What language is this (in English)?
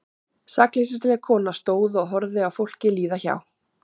Icelandic